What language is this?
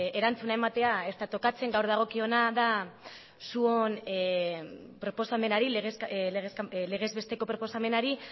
Basque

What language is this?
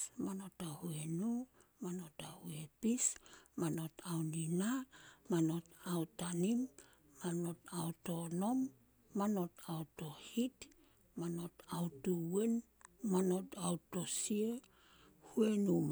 Solos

